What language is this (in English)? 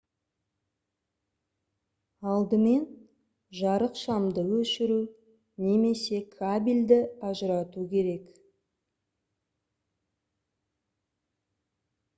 Kazakh